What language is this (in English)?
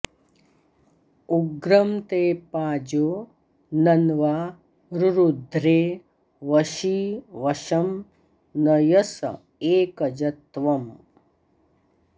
Sanskrit